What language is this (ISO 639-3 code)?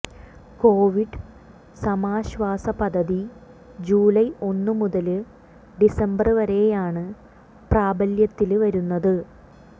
mal